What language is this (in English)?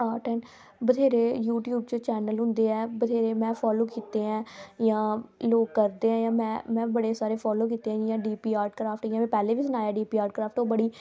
Dogri